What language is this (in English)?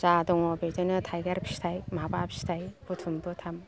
Bodo